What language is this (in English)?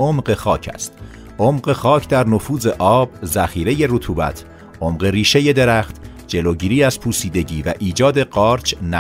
Persian